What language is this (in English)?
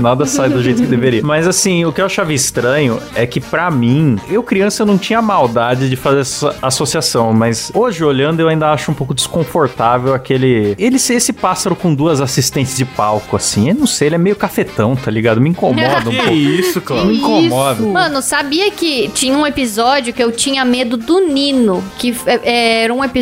Portuguese